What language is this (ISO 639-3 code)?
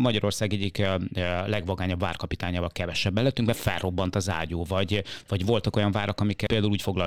hun